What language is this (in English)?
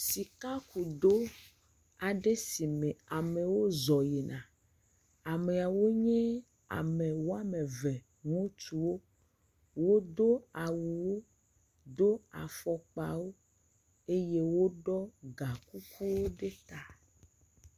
Ewe